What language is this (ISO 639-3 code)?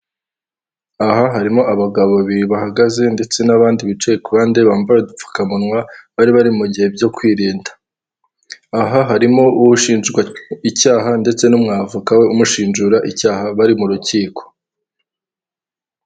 kin